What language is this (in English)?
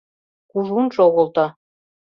Mari